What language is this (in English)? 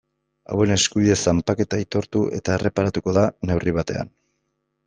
Basque